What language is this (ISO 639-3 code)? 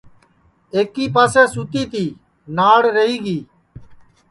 ssi